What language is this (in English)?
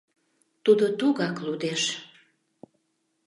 Mari